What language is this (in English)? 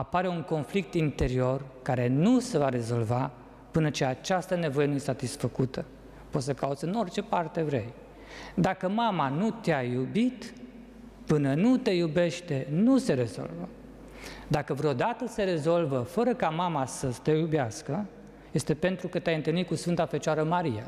Romanian